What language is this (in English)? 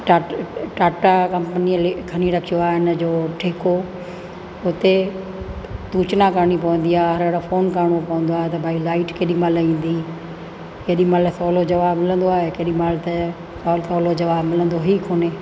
Sindhi